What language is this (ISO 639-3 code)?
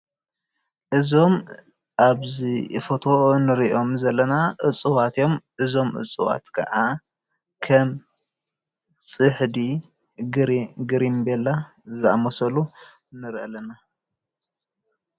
tir